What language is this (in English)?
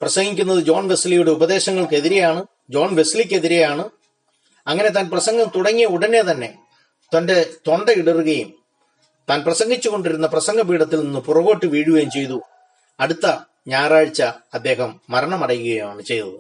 Malayalam